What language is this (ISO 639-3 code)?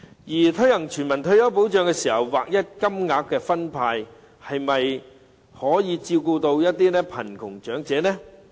yue